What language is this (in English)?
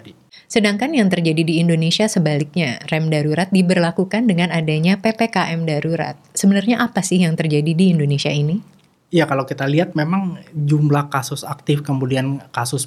Indonesian